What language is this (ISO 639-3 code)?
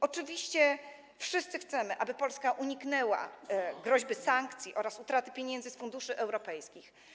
pol